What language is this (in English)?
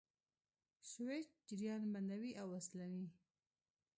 Pashto